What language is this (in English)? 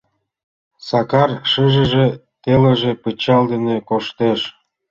Mari